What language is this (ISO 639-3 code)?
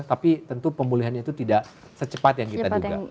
ind